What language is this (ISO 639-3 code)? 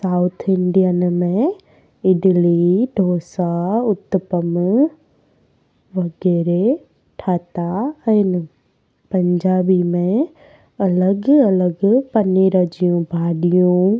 snd